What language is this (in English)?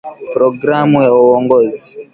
Swahili